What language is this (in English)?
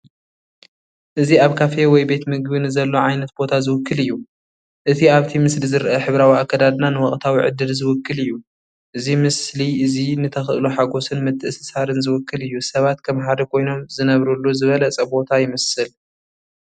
Tigrinya